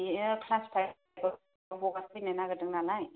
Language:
Bodo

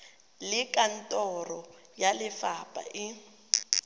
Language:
Tswana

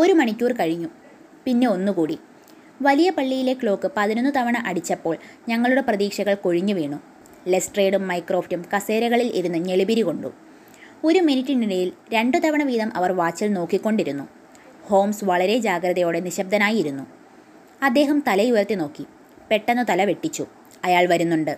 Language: Malayalam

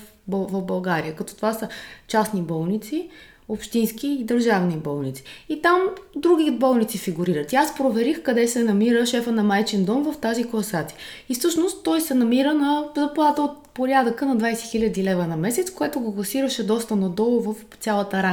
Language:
Bulgarian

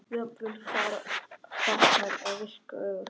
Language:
Icelandic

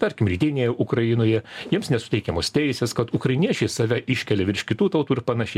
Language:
Lithuanian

